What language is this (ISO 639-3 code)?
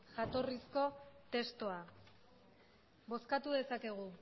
eus